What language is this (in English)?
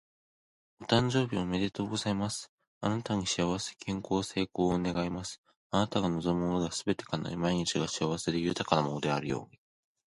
Japanese